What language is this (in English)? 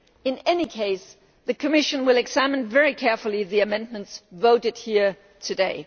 English